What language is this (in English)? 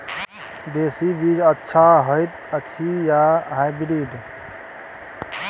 Maithili